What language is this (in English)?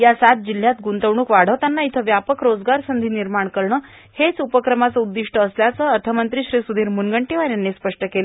Marathi